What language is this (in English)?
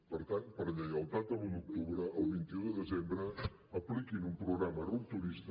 Catalan